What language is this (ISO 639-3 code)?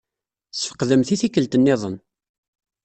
kab